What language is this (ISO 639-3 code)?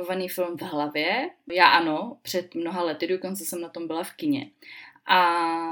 ces